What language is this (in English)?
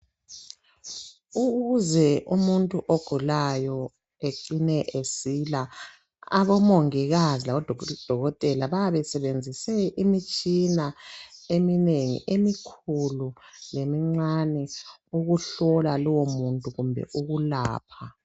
North Ndebele